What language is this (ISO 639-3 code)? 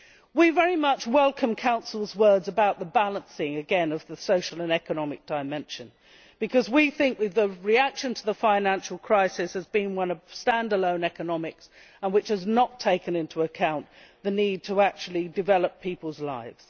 eng